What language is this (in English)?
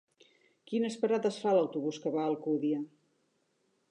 Catalan